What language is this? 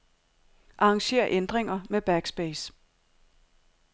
Danish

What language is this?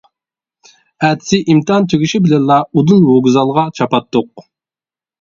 Uyghur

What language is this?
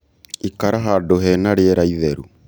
Kikuyu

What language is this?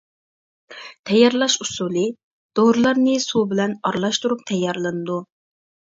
Uyghur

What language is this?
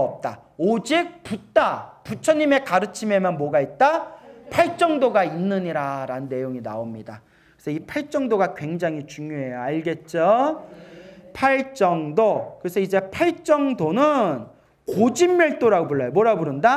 Korean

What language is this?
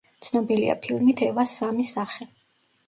Georgian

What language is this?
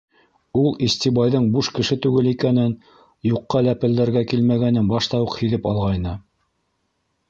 Bashkir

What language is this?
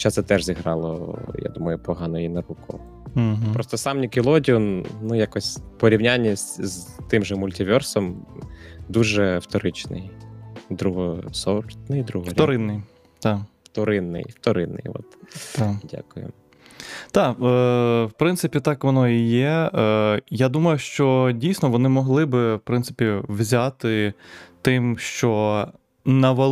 Ukrainian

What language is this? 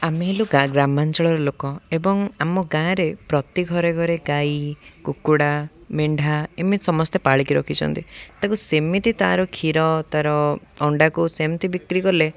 Odia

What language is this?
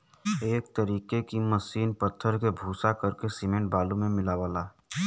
Bhojpuri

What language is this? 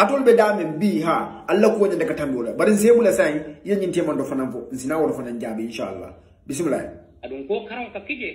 Arabic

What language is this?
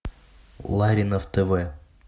Russian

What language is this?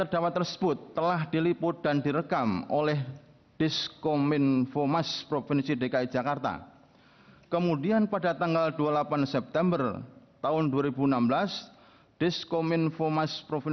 Indonesian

